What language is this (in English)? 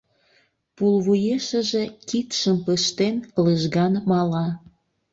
Mari